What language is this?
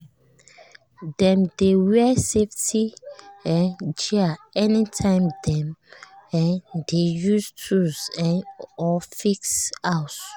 Nigerian Pidgin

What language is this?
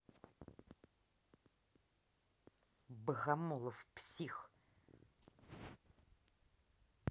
Russian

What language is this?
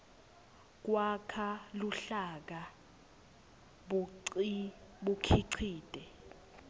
Swati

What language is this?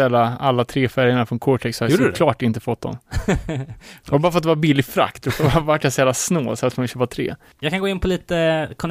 Swedish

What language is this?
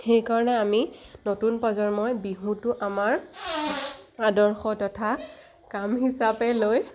Assamese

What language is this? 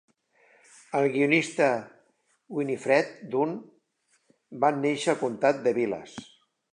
Catalan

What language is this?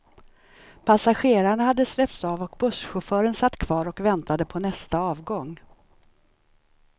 Swedish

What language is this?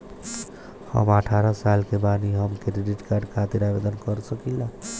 Bhojpuri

